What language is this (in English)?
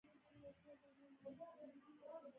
Pashto